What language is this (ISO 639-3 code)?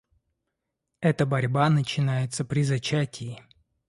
rus